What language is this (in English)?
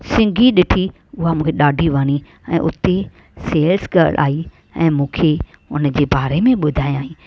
Sindhi